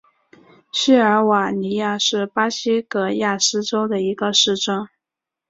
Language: Chinese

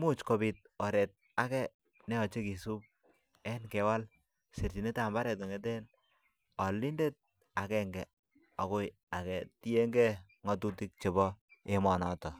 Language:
Kalenjin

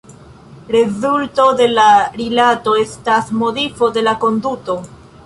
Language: Esperanto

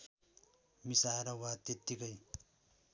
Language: Nepali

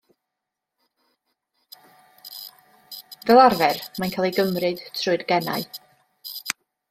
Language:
Welsh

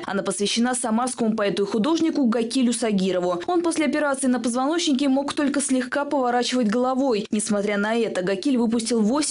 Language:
Russian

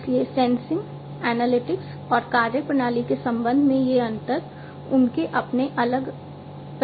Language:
Hindi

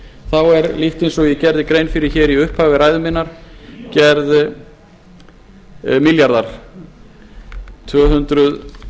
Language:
Icelandic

